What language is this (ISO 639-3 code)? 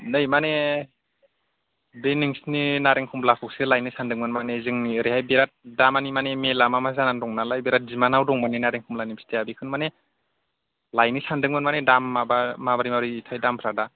brx